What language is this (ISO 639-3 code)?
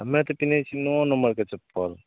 mai